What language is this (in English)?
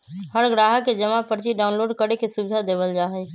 Magahi